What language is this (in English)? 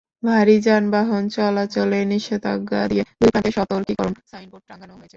Bangla